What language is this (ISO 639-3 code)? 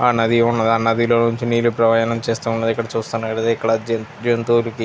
tel